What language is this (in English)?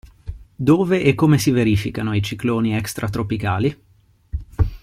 Italian